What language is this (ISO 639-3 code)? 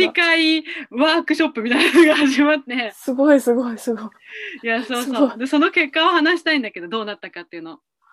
jpn